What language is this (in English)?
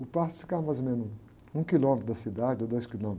Portuguese